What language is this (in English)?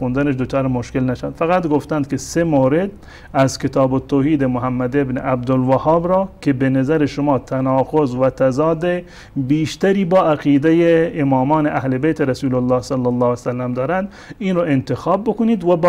Persian